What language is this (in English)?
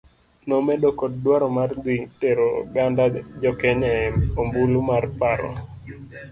Luo (Kenya and Tanzania)